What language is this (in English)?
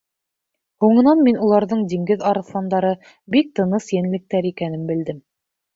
Bashkir